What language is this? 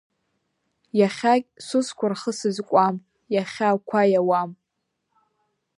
Abkhazian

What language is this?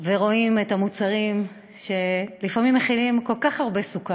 Hebrew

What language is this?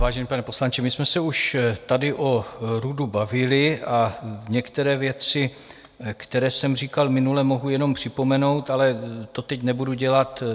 Czech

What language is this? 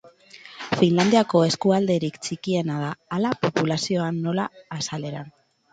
Basque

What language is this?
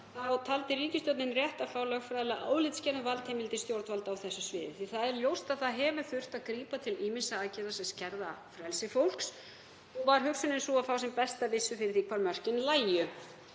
Icelandic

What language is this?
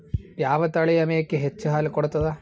Kannada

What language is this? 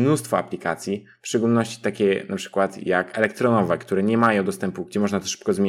Polish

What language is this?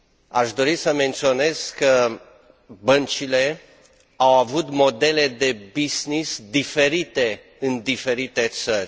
Romanian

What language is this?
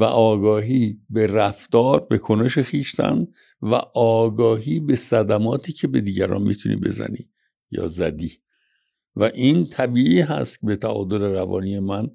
Persian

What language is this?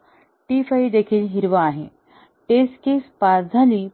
Marathi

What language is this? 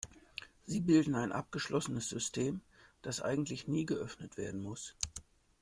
German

